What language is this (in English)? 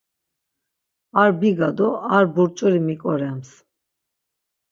Laz